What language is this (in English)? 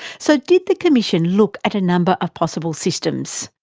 English